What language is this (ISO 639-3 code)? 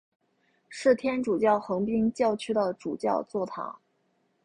zho